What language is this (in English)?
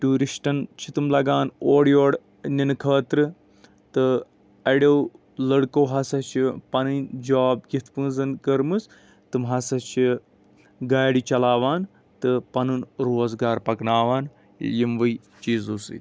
Kashmiri